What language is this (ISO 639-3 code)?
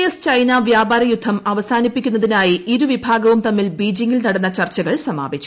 mal